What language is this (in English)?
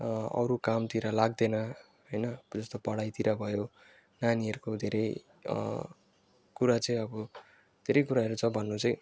Nepali